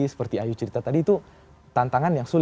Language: Indonesian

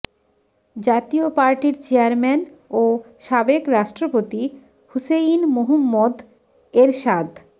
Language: Bangla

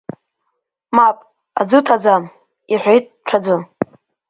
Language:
Abkhazian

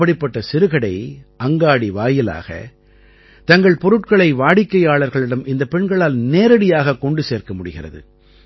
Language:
Tamil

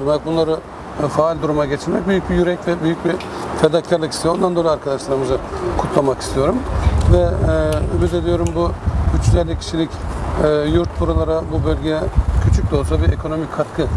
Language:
Turkish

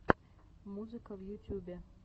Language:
Russian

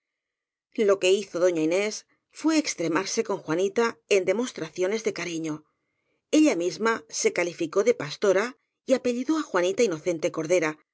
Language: Spanish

